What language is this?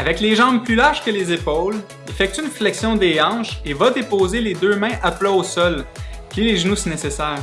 French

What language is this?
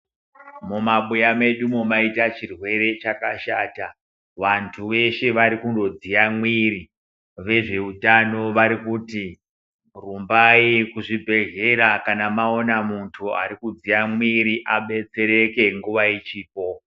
Ndau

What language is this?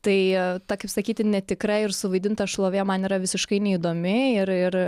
Lithuanian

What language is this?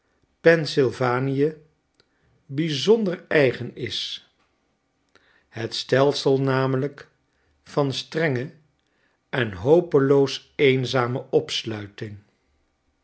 Dutch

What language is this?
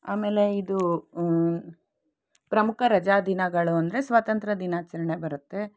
Kannada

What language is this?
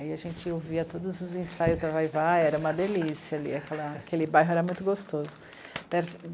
Portuguese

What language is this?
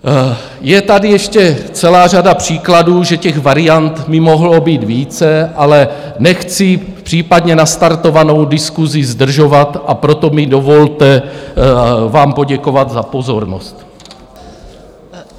Czech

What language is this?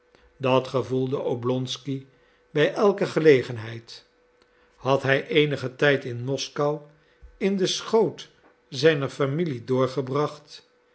Dutch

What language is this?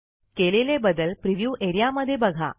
Marathi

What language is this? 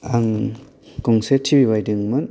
Bodo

